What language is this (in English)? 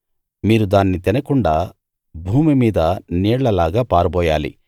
Telugu